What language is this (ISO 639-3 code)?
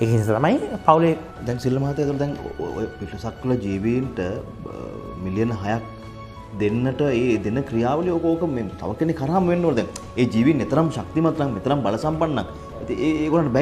ind